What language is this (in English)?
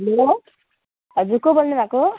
Nepali